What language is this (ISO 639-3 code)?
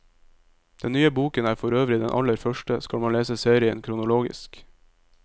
nor